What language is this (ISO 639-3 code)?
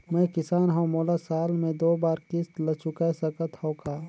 hne